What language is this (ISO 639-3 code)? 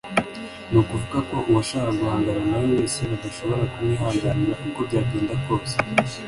kin